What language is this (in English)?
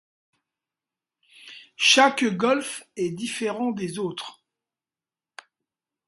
French